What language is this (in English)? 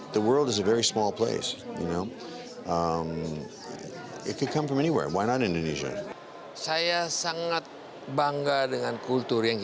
Indonesian